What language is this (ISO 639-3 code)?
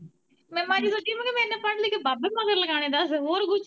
pan